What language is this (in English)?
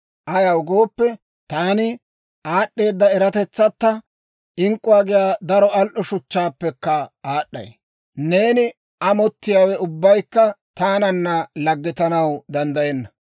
Dawro